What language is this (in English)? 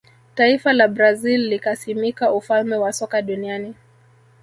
Swahili